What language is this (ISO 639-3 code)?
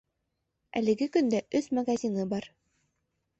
bak